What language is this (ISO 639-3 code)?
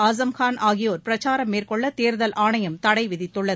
tam